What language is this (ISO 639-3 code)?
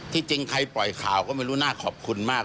tha